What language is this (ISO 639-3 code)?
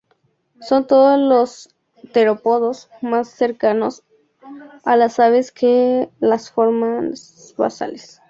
spa